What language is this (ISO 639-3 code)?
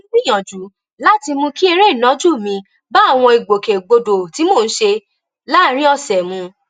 yor